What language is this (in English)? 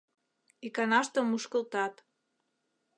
Mari